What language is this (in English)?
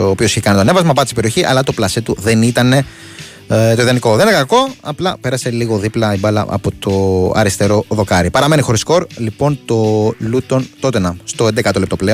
Greek